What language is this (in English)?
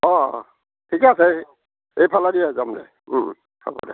Assamese